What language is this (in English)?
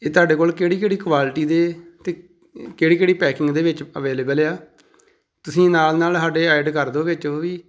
Punjabi